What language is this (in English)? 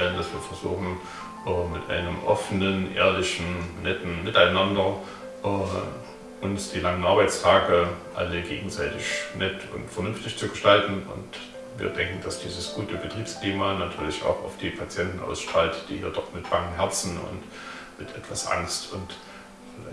German